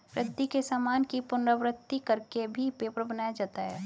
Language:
Hindi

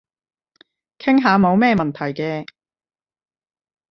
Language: Cantonese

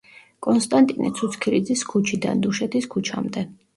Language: Georgian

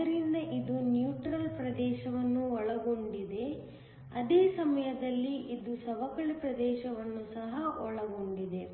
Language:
Kannada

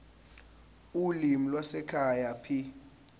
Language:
Zulu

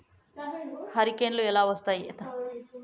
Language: Telugu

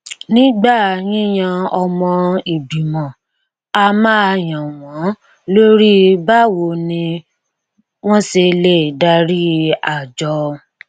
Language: Yoruba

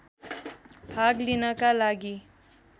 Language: Nepali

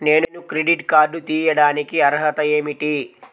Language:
Telugu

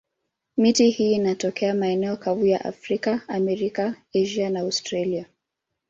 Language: Swahili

